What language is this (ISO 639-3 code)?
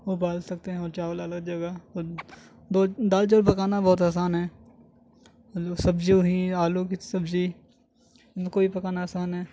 urd